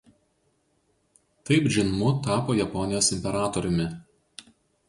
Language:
Lithuanian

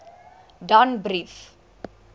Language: Afrikaans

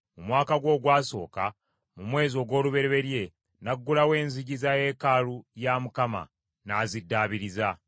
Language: Ganda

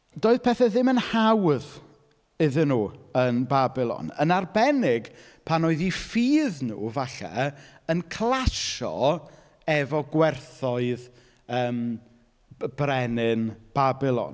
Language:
Welsh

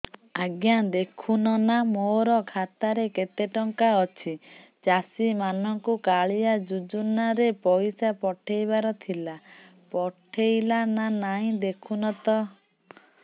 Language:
Odia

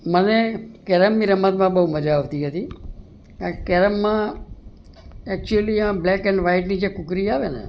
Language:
Gujarati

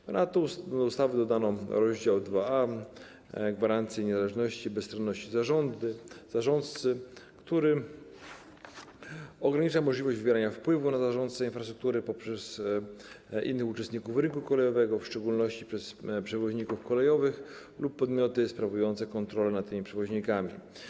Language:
Polish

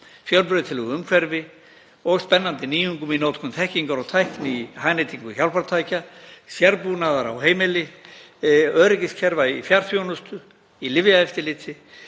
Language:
Icelandic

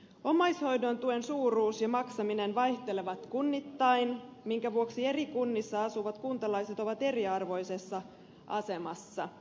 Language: Finnish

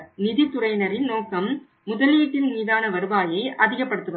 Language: Tamil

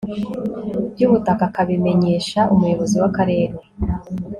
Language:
Kinyarwanda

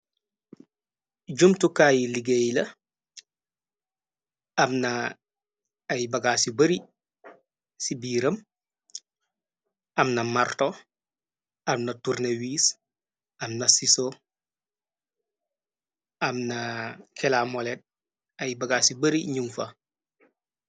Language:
Wolof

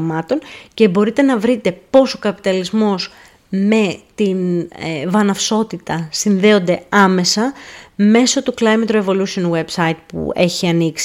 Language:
Greek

